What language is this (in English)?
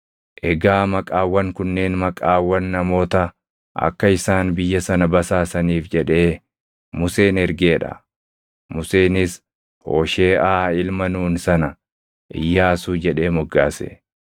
Oromo